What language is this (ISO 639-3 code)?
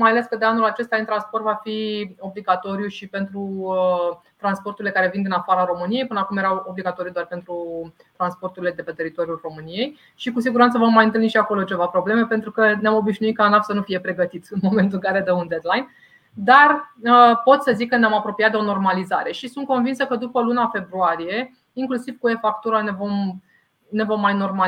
ron